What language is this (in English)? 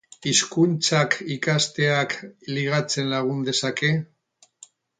Basque